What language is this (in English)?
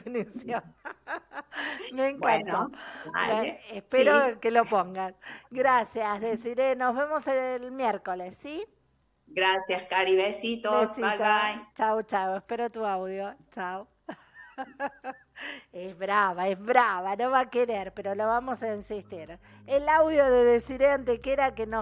Spanish